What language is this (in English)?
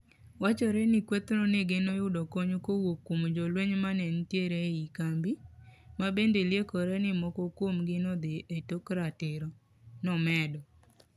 Luo (Kenya and Tanzania)